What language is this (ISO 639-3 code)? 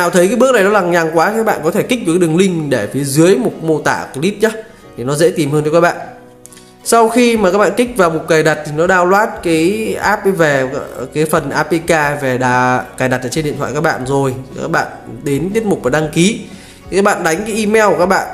vie